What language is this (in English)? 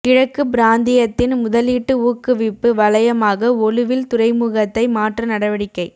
Tamil